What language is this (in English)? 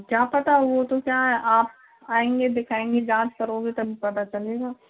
Hindi